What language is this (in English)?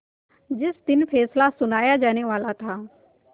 Hindi